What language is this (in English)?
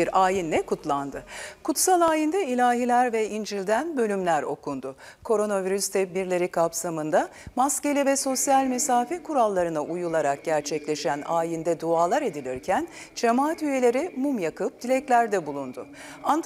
Turkish